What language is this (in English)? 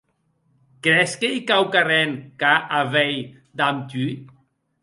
Occitan